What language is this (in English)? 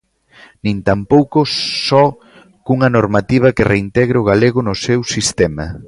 Galician